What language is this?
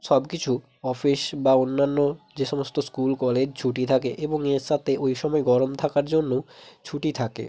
Bangla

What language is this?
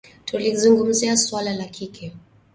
Swahili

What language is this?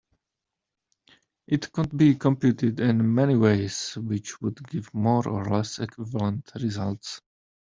English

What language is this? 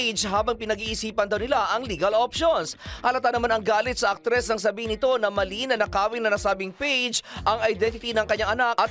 Filipino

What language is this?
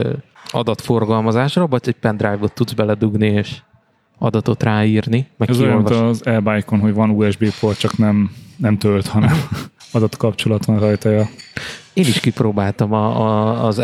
Hungarian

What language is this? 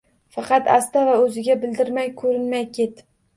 Uzbek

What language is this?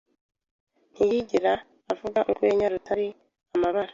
Kinyarwanda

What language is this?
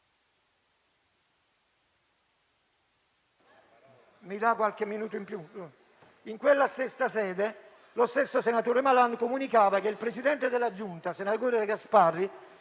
Italian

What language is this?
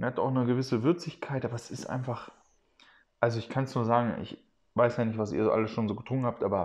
German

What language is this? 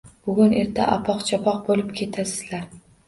Uzbek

